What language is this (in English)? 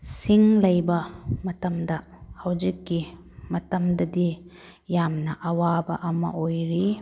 Manipuri